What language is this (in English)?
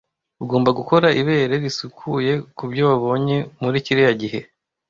Kinyarwanda